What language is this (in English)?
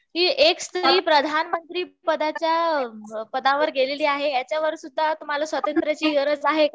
Marathi